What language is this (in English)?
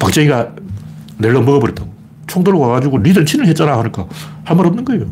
Korean